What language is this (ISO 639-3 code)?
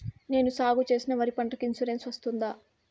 tel